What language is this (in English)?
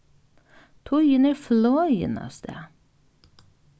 Faroese